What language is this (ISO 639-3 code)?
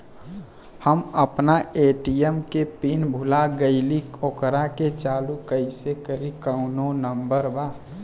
bho